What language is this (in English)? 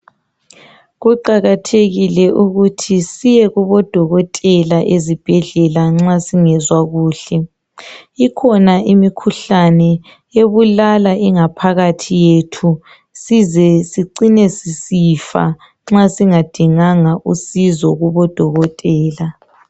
North Ndebele